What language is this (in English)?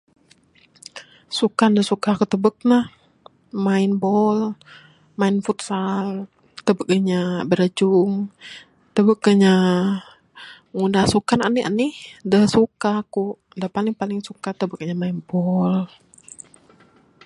Bukar-Sadung Bidayuh